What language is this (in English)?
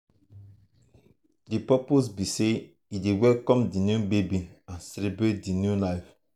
Nigerian Pidgin